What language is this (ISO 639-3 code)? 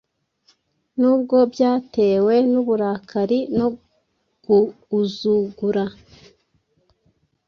kin